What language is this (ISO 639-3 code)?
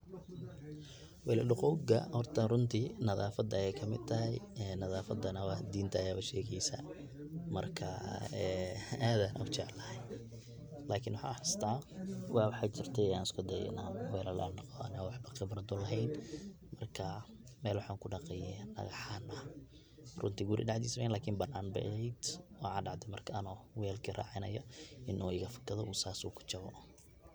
som